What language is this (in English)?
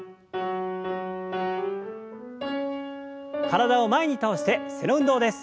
Japanese